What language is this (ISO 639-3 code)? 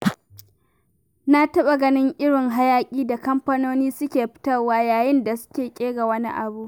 hau